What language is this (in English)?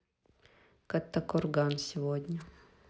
Russian